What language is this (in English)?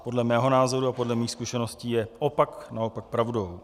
Czech